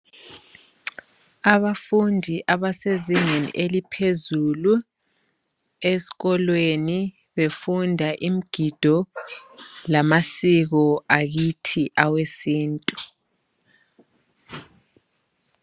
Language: North Ndebele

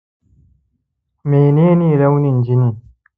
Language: Hausa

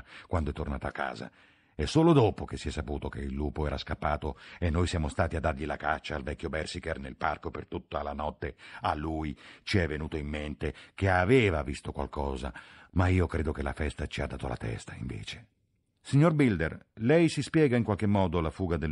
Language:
Italian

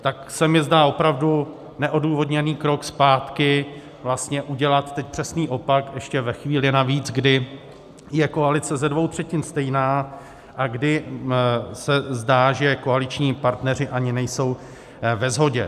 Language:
Czech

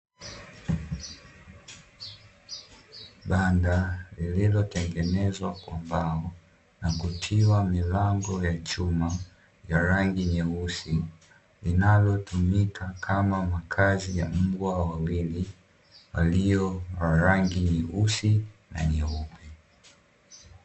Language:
Swahili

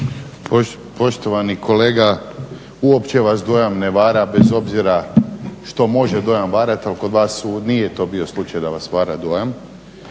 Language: Croatian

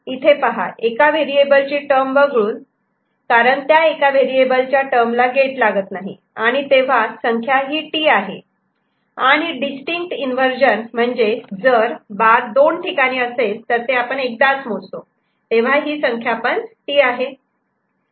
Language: Marathi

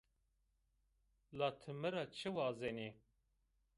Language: Zaza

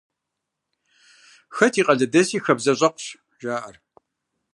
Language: Kabardian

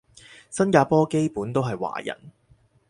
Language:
Cantonese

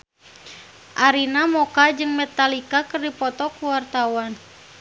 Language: Sundanese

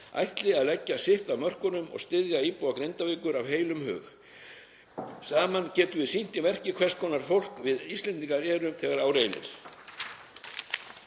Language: Icelandic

